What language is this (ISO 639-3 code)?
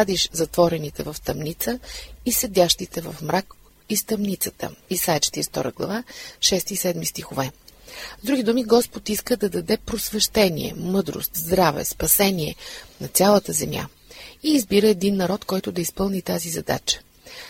bul